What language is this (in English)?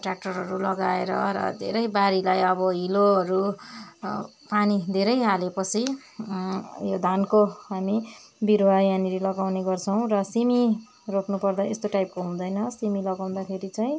Nepali